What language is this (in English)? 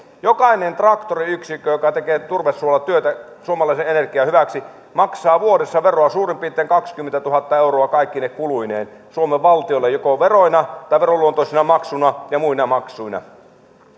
Finnish